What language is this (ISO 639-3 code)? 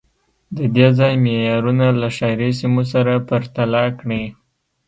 pus